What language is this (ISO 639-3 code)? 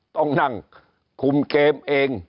tha